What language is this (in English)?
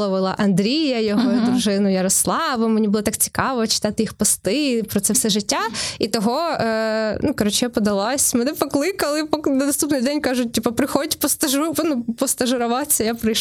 Ukrainian